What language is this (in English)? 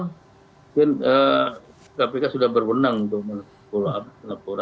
Indonesian